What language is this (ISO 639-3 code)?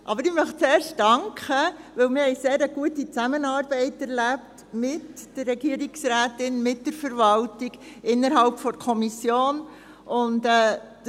gsw